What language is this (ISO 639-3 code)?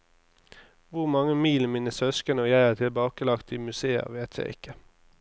nor